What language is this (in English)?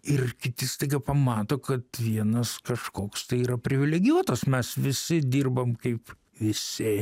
Lithuanian